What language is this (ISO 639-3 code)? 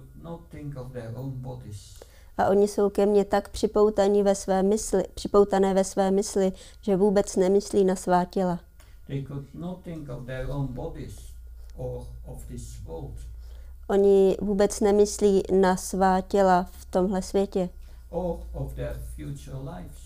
ces